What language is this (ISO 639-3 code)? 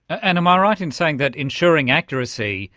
eng